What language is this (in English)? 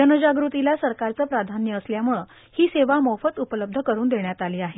Marathi